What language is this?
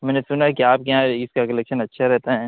Urdu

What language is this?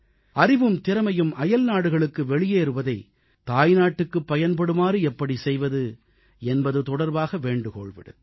Tamil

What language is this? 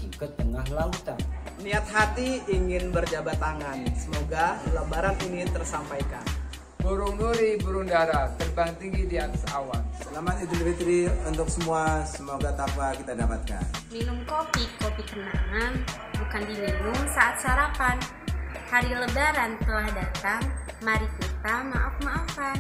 Indonesian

